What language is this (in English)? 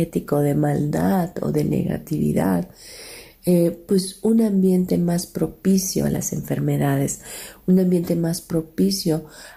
Spanish